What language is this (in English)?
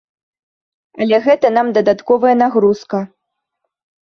Belarusian